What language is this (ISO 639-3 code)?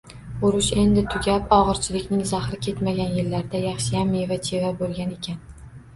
uzb